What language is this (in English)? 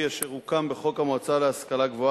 Hebrew